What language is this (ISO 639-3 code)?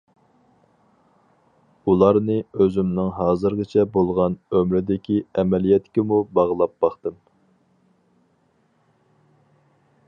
uig